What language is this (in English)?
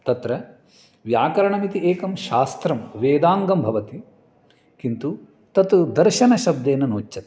Sanskrit